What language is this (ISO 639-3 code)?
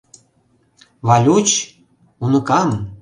chm